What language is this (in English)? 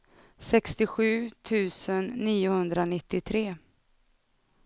Swedish